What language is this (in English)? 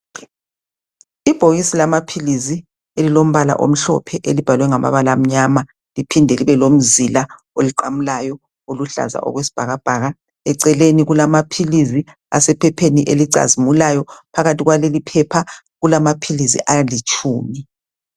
North Ndebele